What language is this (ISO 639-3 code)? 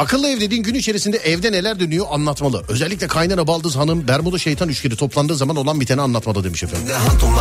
tur